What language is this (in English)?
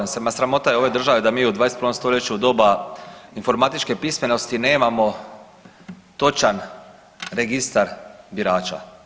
Croatian